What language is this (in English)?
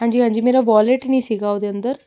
Punjabi